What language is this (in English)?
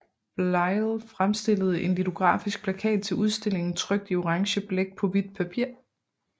Danish